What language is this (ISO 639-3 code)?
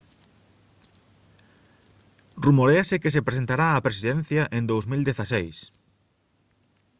glg